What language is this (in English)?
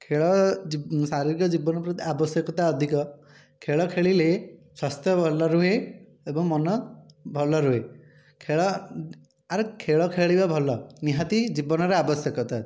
Odia